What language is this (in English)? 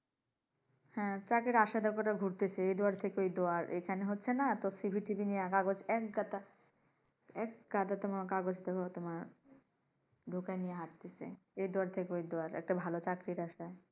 Bangla